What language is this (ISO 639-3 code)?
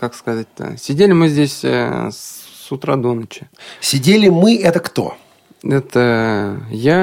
rus